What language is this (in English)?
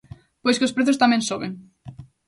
Galician